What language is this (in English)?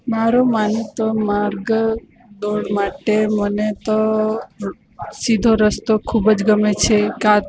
Gujarati